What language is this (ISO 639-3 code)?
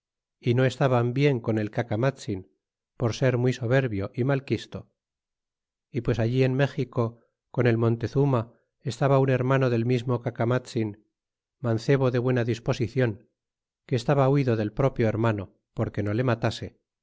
spa